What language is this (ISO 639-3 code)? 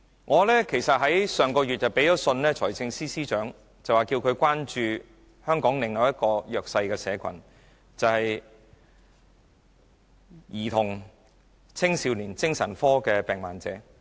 yue